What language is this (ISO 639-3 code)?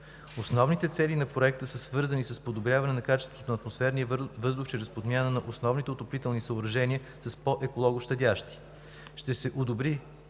bul